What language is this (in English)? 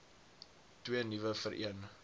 Afrikaans